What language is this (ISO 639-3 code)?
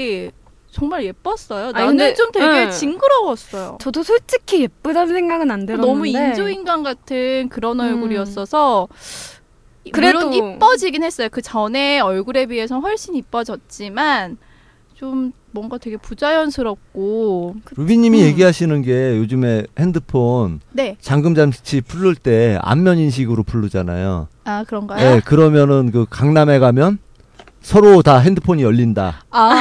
kor